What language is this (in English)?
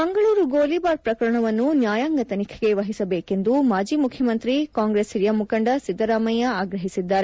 Kannada